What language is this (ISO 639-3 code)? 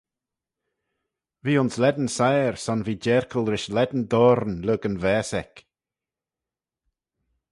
glv